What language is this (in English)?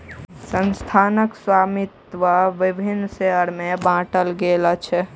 Maithili